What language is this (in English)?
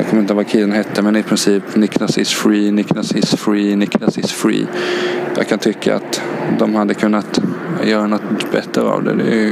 Swedish